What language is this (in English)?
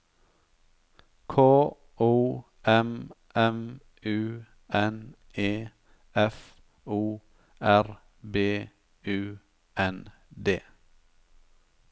Norwegian